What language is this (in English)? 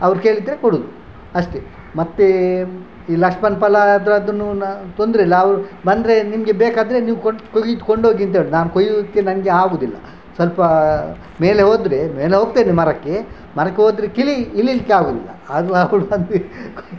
Kannada